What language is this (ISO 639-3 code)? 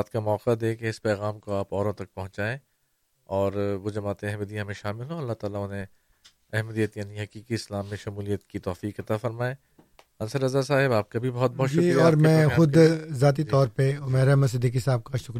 urd